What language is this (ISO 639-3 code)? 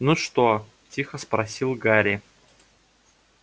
rus